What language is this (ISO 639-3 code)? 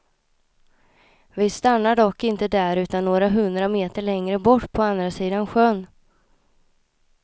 swe